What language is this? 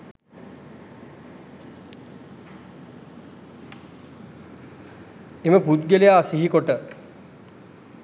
Sinhala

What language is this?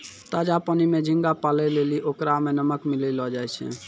Maithili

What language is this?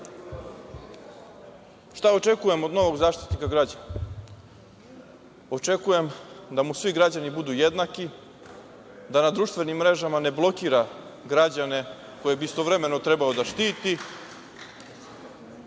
Serbian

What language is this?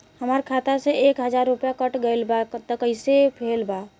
Bhojpuri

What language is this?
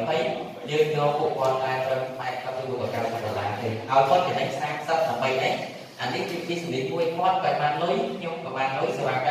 Vietnamese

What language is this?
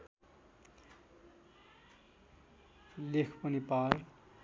Nepali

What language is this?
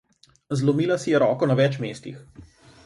Slovenian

